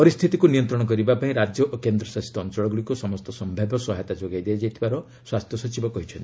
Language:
Odia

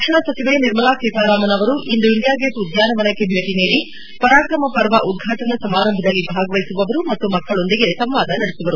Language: Kannada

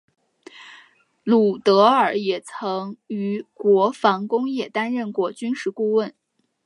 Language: Chinese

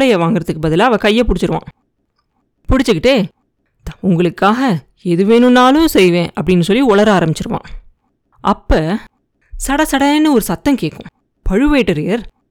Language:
Tamil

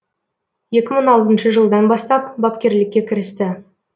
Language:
Kazakh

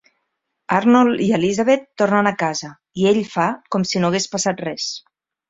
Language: Catalan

